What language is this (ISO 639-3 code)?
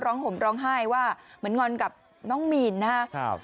tha